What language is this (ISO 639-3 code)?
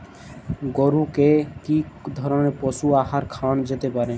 ben